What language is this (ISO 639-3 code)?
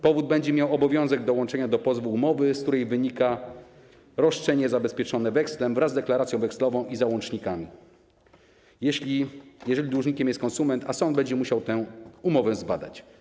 pol